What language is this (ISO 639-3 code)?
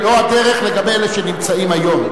heb